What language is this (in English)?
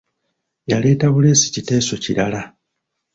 Ganda